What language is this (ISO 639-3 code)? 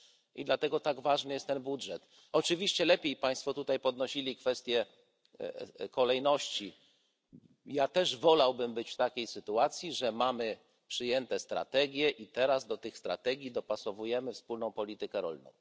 pol